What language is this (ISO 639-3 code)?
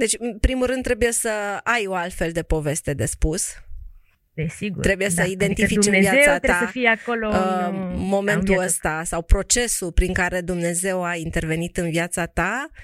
ron